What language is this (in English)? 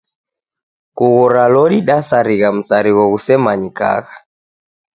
Taita